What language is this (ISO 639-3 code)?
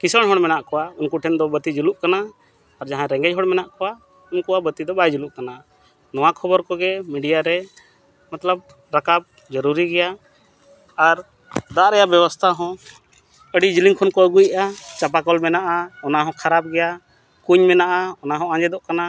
sat